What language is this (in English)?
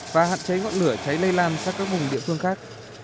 Vietnamese